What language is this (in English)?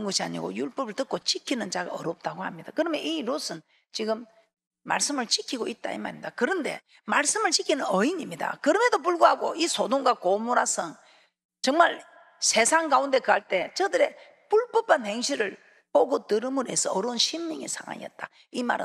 Korean